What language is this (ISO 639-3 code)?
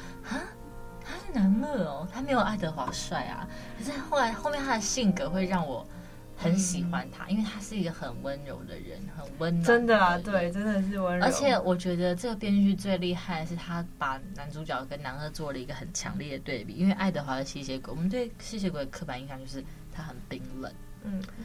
zho